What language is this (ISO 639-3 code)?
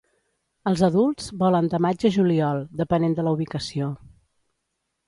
cat